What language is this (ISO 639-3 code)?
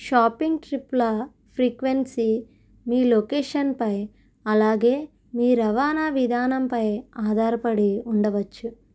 tel